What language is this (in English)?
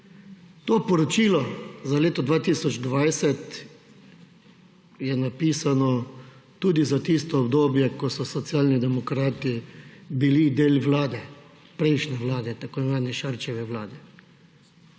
Slovenian